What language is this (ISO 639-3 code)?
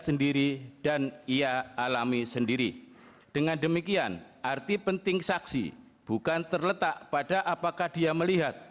ind